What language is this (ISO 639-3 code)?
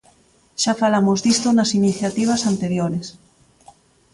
glg